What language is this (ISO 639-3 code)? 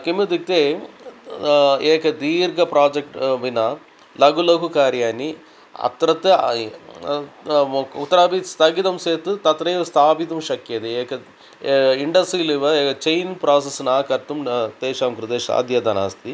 san